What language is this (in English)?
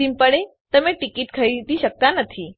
Gujarati